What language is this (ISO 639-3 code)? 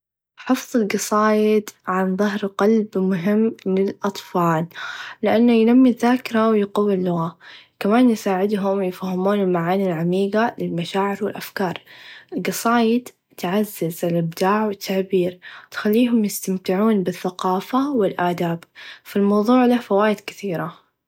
ars